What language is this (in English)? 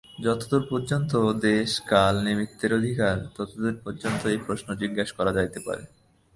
Bangla